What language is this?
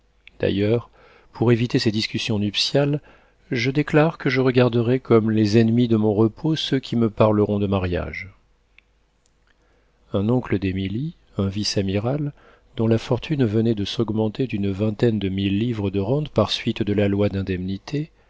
French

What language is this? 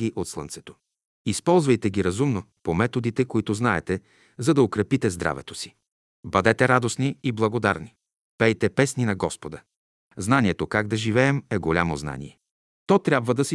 Bulgarian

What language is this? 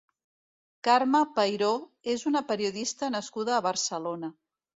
Catalan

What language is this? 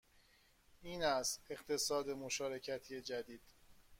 Persian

